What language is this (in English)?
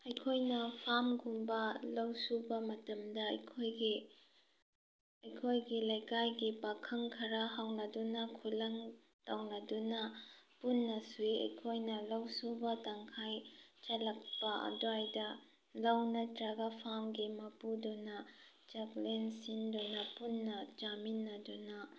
Manipuri